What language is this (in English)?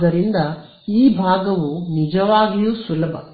Kannada